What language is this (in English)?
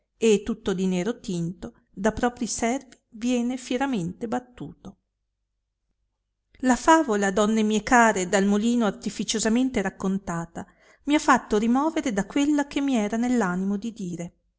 Italian